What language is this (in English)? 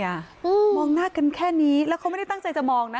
Thai